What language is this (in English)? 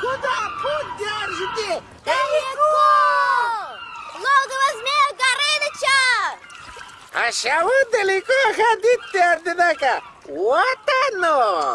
Russian